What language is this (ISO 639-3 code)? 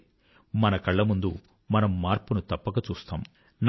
tel